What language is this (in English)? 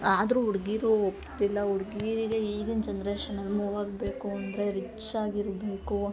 Kannada